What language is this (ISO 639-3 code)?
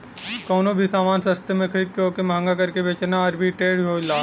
bho